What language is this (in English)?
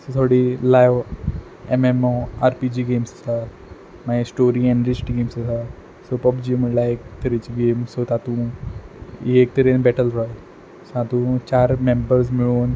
Konkani